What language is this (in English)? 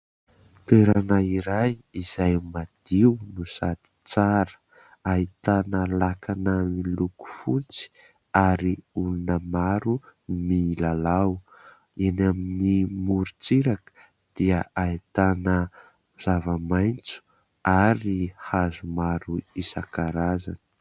Malagasy